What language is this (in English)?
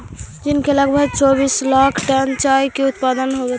Magahi